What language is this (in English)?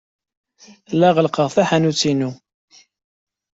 Kabyle